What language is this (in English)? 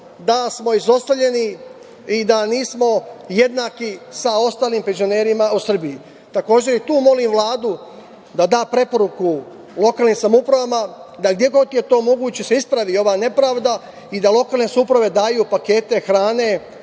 Serbian